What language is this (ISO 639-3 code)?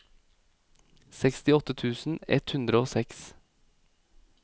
nor